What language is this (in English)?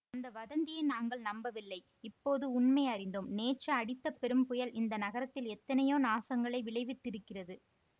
Tamil